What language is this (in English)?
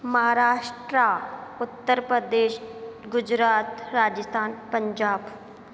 Sindhi